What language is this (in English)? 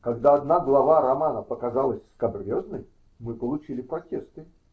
Russian